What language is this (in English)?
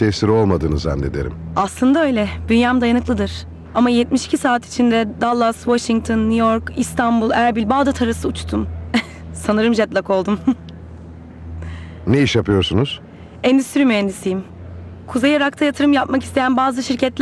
Turkish